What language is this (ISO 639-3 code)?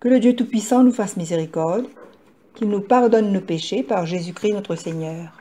fra